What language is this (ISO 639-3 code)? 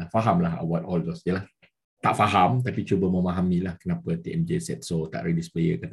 msa